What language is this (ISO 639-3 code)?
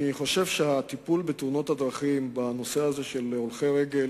heb